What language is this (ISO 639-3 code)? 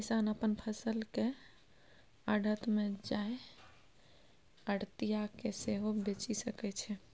mai